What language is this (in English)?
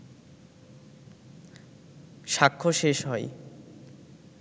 Bangla